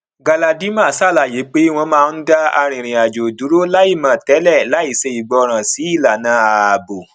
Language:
Yoruba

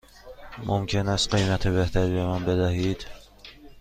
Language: Persian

